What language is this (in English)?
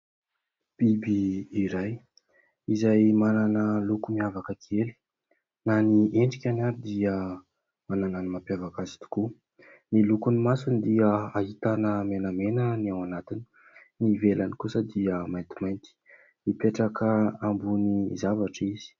Malagasy